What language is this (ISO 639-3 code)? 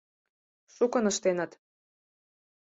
chm